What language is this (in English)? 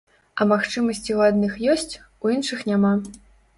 Belarusian